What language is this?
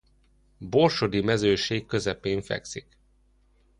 Hungarian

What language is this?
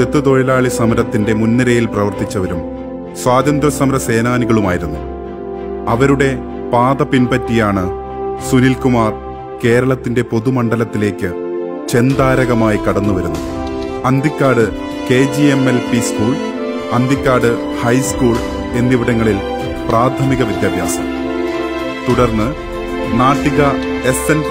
Malayalam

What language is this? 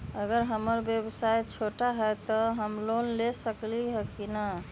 Magahi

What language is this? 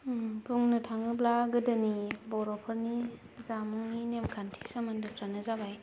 Bodo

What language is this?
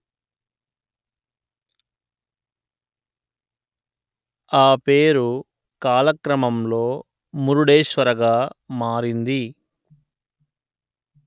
Telugu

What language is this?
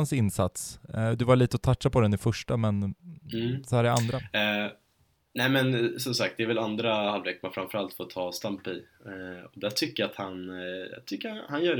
Swedish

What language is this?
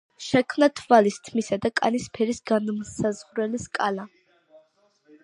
Georgian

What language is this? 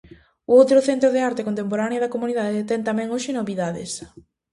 Galician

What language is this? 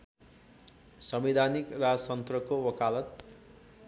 Nepali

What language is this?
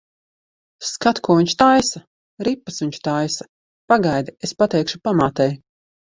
Latvian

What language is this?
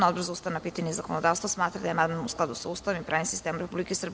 Serbian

